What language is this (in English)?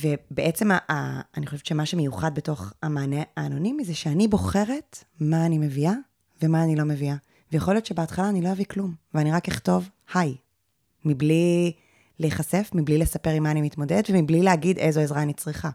Hebrew